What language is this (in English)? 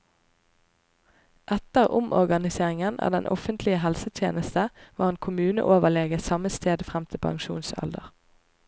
Norwegian